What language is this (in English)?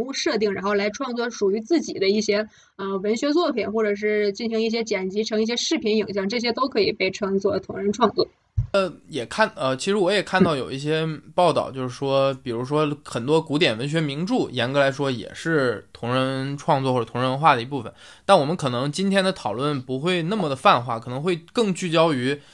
Chinese